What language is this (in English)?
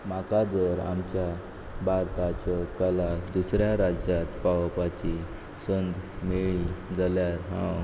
Konkani